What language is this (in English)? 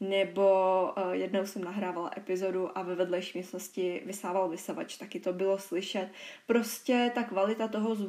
Czech